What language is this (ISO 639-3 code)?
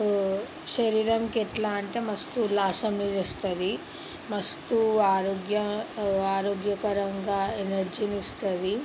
tel